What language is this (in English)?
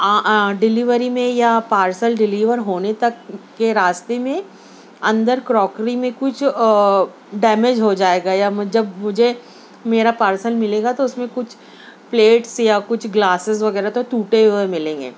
Urdu